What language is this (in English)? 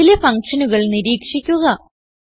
Malayalam